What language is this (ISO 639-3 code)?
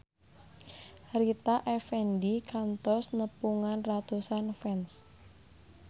sun